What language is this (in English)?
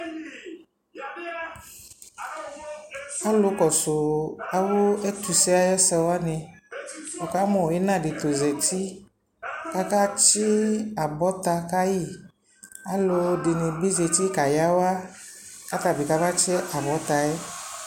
Ikposo